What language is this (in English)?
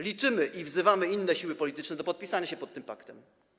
Polish